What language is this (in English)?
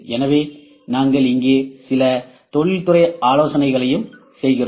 Tamil